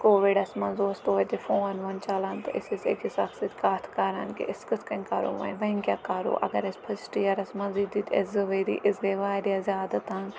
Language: Kashmiri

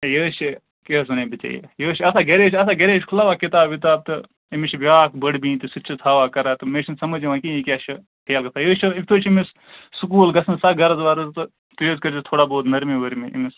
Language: Kashmiri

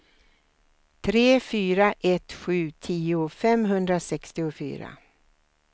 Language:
Swedish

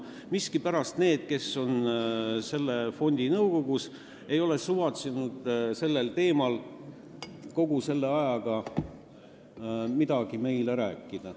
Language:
Estonian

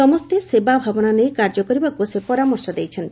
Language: Odia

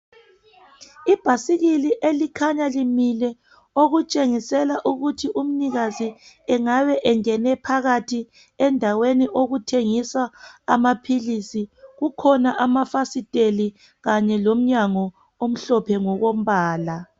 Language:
North Ndebele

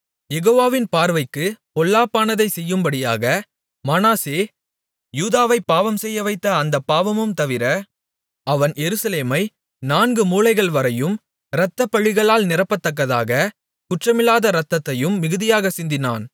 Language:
Tamil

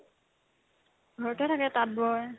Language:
Assamese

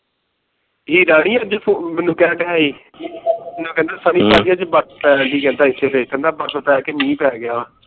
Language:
Punjabi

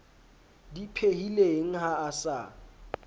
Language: Southern Sotho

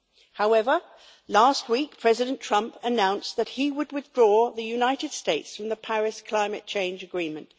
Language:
English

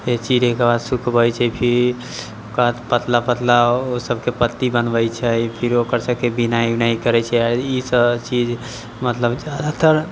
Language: Maithili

